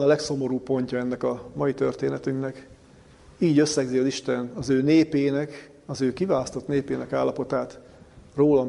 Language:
Hungarian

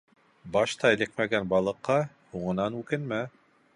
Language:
Bashkir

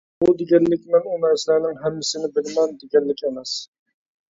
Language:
Uyghur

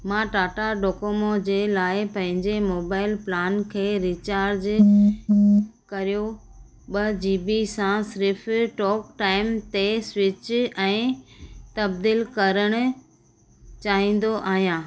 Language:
Sindhi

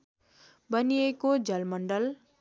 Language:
Nepali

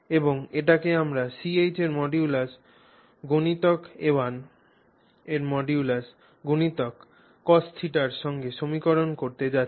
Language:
Bangla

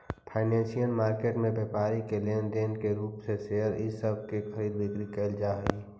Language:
Magahi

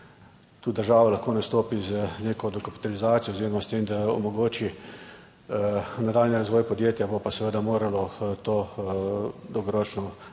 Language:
Slovenian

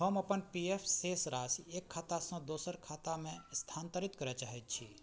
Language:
Maithili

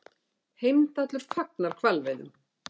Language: Icelandic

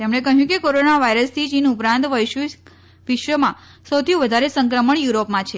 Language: Gujarati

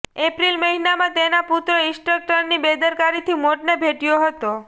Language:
Gujarati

